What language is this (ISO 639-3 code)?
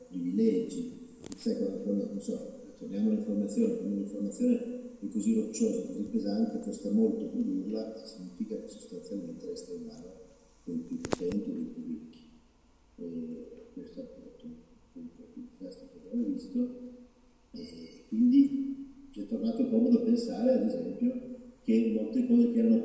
ita